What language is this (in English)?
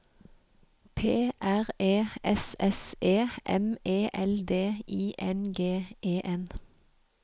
Norwegian